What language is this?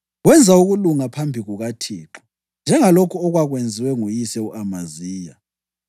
North Ndebele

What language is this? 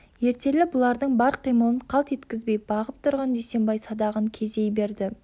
Kazakh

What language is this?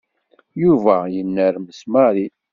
Kabyle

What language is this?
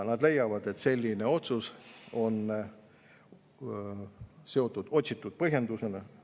Estonian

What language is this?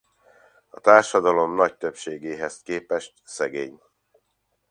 Hungarian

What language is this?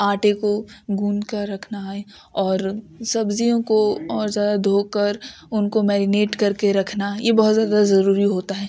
Urdu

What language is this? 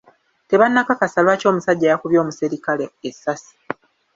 Ganda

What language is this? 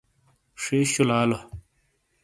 Shina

